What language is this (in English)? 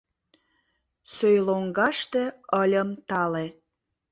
Mari